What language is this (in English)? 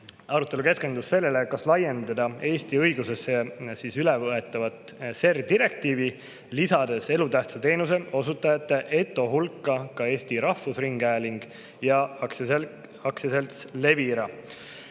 Estonian